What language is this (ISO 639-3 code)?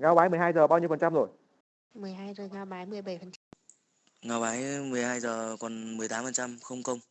vie